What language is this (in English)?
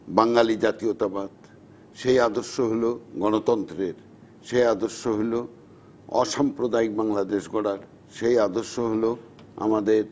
Bangla